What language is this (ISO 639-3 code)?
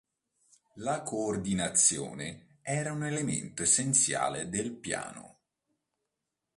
ita